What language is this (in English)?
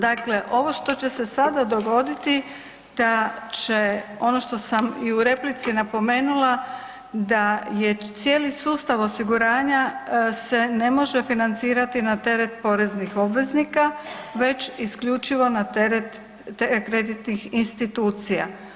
Croatian